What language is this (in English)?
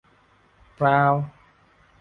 Thai